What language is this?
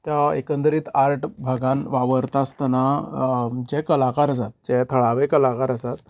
Konkani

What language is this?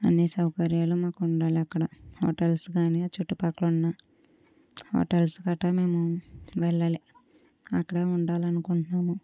Telugu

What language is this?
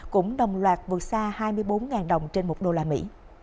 Vietnamese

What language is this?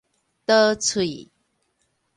Min Nan Chinese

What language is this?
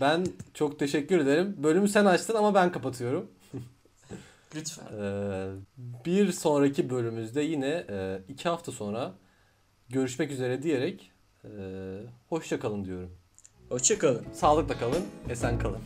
Turkish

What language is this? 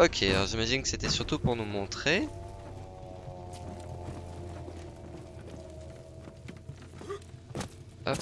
French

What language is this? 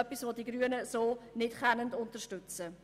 Swiss German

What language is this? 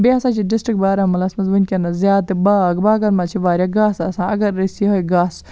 Kashmiri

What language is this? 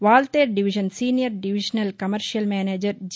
Telugu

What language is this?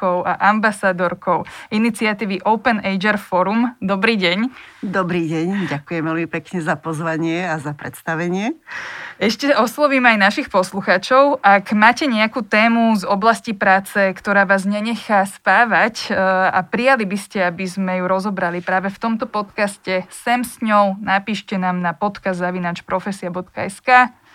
Slovak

